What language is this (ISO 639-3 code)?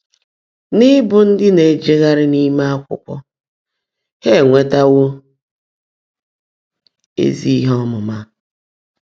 ibo